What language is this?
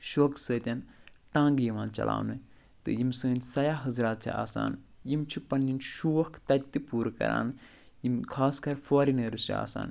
Kashmiri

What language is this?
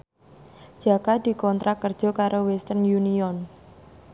Javanese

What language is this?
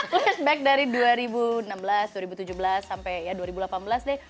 Indonesian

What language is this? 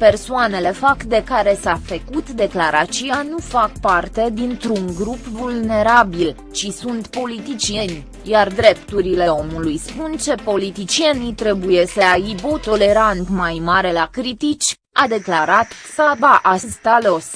Romanian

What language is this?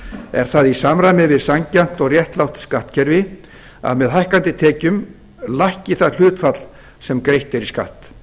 Icelandic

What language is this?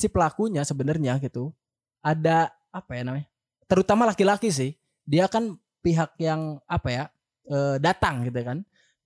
Indonesian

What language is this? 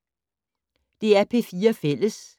Danish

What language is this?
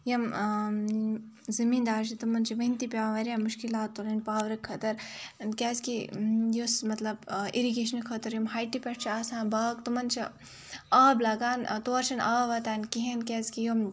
Kashmiri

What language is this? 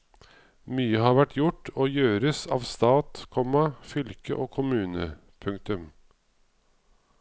Norwegian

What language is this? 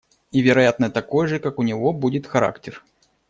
Russian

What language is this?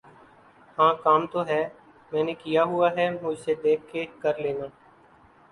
Urdu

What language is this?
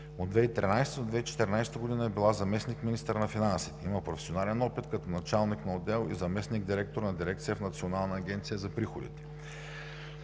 Bulgarian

